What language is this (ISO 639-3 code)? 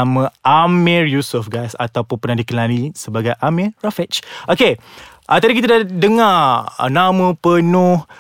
msa